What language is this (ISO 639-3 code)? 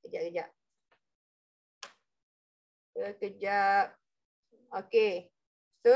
msa